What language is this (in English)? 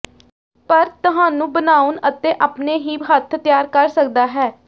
Punjabi